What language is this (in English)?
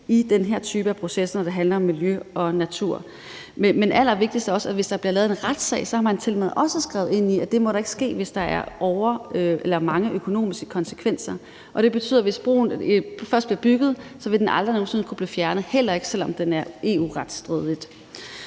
Danish